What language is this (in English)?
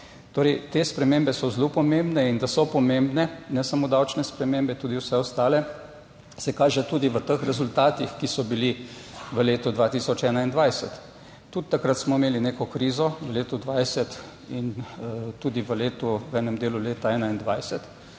Slovenian